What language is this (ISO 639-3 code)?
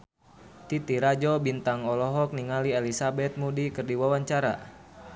sun